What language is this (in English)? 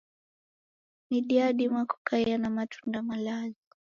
Taita